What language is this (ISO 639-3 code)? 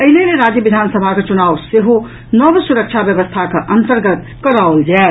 mai